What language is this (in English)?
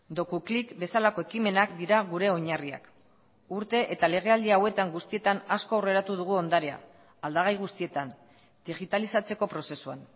Basque